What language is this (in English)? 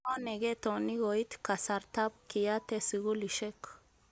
Kalenjin